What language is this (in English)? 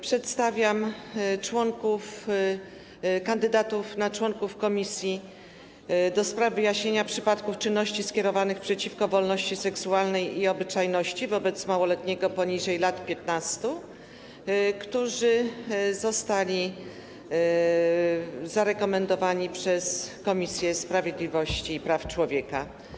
Polish